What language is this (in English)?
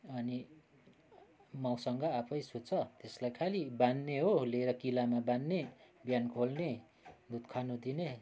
Nepali